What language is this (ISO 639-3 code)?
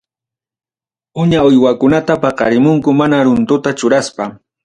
quy